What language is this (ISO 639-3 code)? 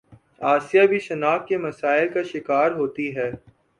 urd